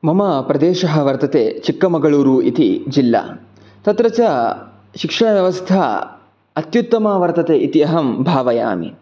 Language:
Sanskrit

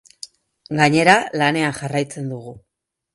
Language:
Basque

